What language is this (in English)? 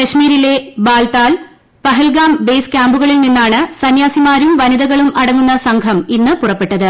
Malayalam